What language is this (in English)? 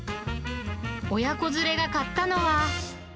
Japanese